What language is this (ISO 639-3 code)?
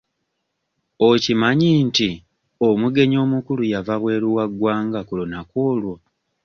lug